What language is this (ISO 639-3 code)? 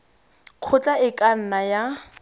tsn